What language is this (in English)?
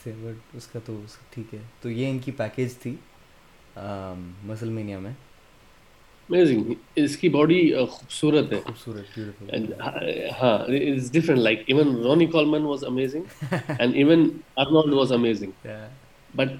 Urdu